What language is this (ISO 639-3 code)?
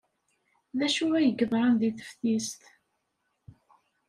kab